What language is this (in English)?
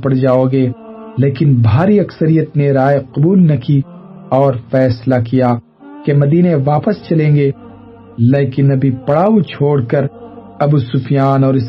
Urdu